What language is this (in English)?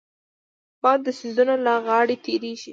Pashto